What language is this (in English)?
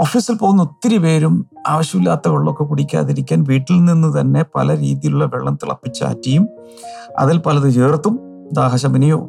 Malayalam